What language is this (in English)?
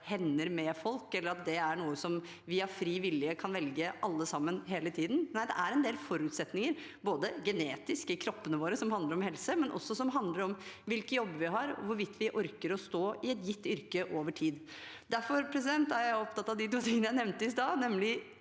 Norwegian